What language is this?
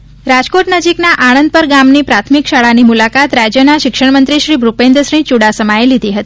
Gujarati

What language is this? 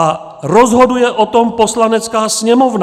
Czech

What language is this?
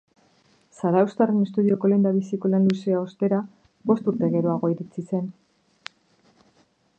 Basque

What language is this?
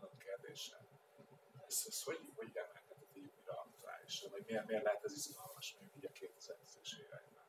Hungarian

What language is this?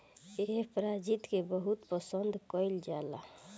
Bhojpuri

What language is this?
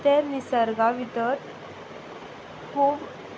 Konkani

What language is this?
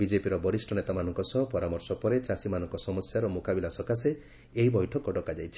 Odia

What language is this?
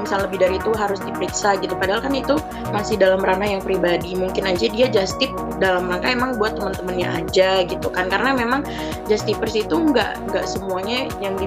Indonesian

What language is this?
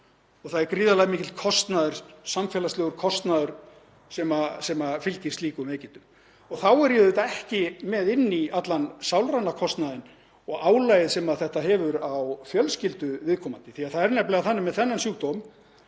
Icelandic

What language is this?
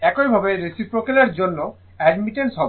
Bangla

